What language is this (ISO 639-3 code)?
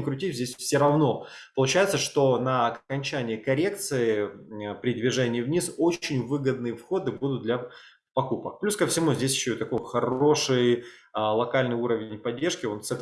rus